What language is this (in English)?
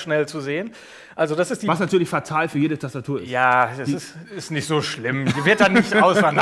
German